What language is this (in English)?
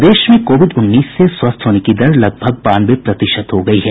Hindi